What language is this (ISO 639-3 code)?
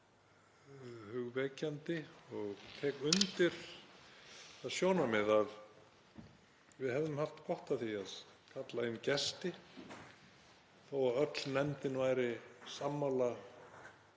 isl